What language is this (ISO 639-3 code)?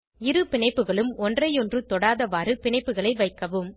tam